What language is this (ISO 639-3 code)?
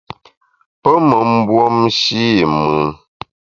bax